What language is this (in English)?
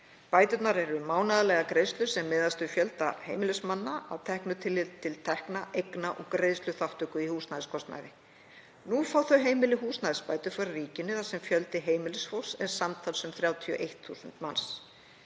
Icelandic